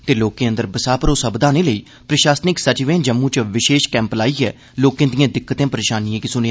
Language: Dogri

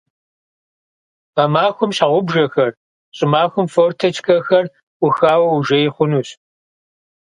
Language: Kabardian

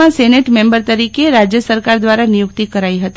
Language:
Gujarati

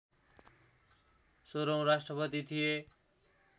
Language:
Nepali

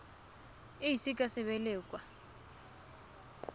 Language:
Tswana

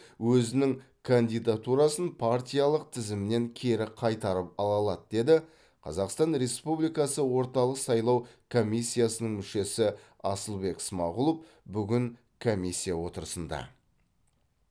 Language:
Kazakh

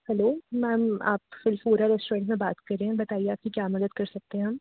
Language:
Hindi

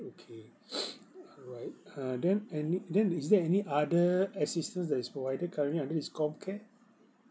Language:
English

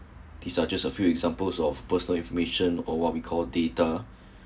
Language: English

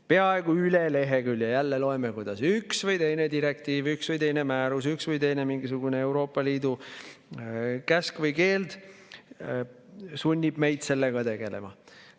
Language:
Estonian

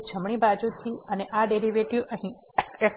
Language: Gujarati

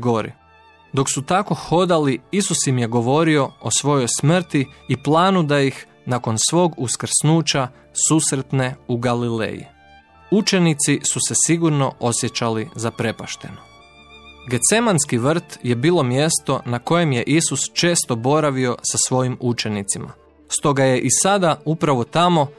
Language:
Croatian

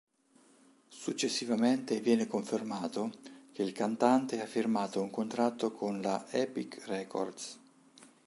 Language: Italian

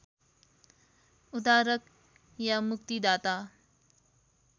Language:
Nepali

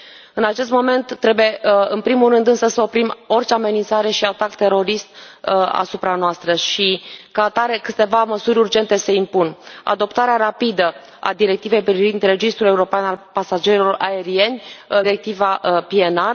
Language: Romanian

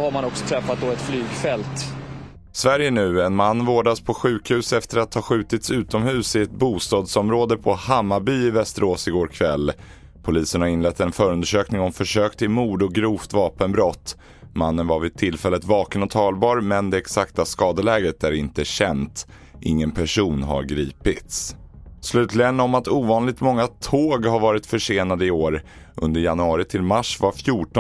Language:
Swedish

